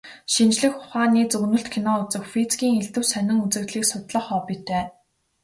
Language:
Mongolian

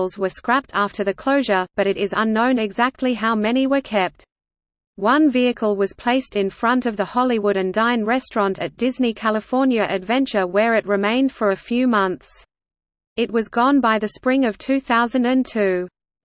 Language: English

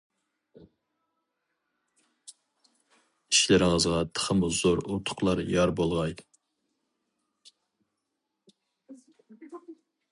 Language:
Uyghur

